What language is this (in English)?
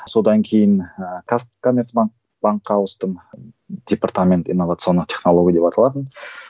Kazakh